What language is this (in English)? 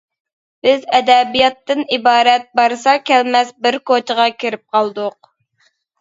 Uyghur